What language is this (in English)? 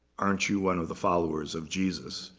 English